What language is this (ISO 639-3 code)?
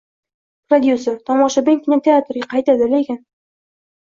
uzb